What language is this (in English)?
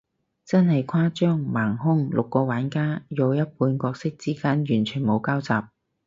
Cantonese